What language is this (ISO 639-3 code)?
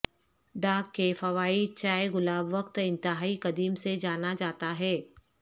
urd